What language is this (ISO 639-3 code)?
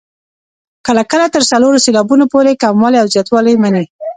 pus